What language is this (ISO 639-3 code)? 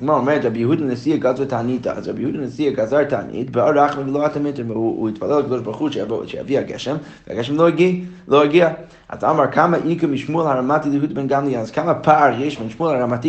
heb